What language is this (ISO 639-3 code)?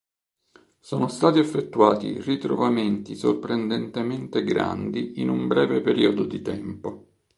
ita